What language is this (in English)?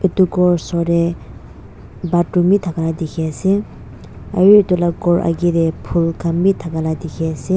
Naga Pidgin